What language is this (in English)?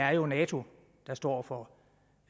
Danish